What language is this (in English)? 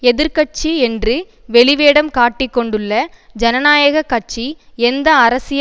Tamil